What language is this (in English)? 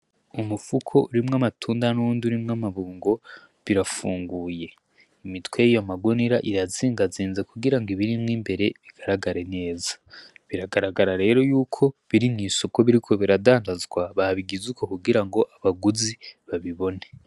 Rundi